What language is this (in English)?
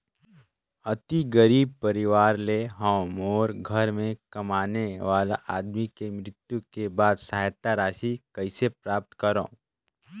Chhattisgarhi